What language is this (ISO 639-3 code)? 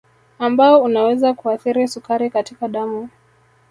swa